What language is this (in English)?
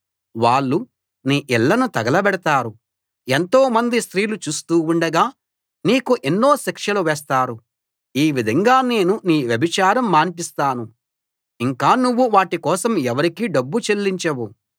Telugu